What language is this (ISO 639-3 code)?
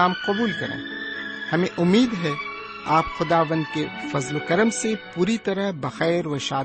urd